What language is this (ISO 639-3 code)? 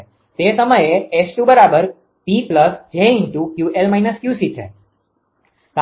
guj